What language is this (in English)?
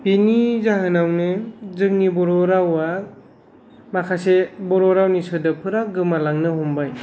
Bodo